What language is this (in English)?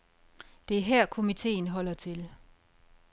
Danish